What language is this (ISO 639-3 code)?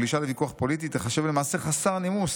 heb